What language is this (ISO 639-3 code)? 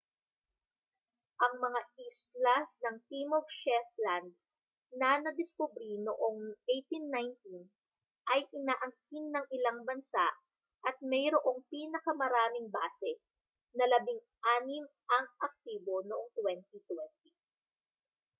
fil